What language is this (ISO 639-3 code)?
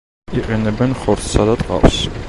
kat